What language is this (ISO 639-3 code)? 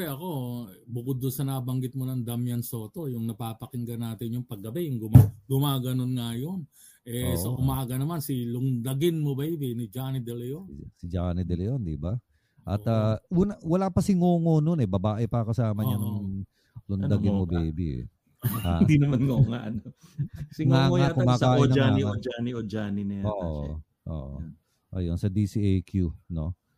fil